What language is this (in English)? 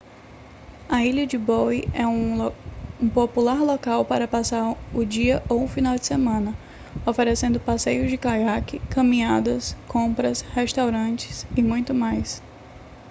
Portuguese